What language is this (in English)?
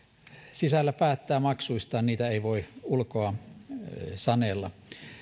Finnish